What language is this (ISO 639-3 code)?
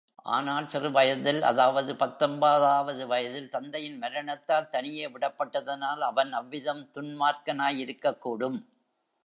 tam